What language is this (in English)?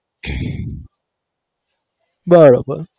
Gujarati